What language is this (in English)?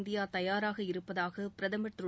Tamil